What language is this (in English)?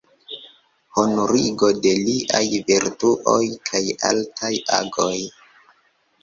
Esperanto